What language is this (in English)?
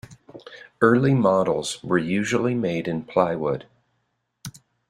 English